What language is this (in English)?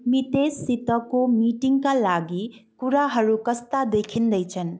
Nepali